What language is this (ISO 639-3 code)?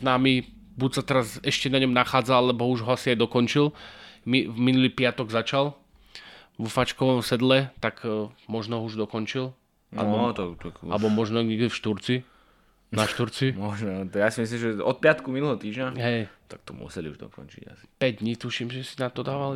slk